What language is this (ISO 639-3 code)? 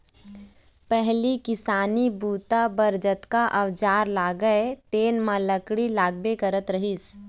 hne